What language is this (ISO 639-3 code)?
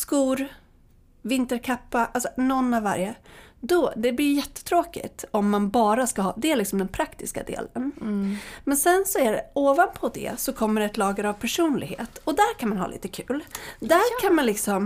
swe